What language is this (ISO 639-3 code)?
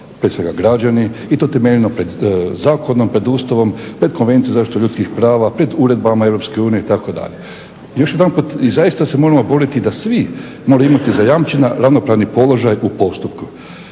hrv